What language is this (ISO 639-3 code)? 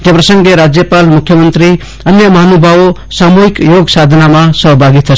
guj